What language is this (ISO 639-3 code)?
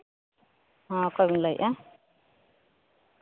sat